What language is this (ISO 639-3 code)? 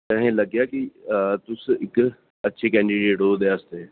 doi